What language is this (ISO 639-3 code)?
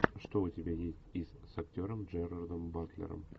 rus